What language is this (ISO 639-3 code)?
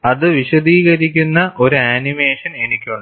mal